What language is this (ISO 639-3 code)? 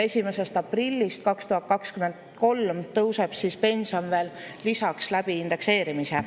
est